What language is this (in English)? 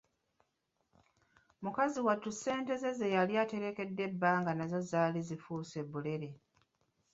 Ganda